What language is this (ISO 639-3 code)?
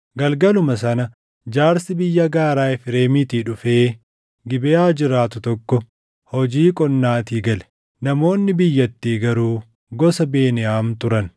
orm